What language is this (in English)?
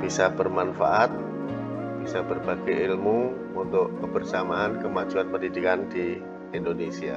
Indonesian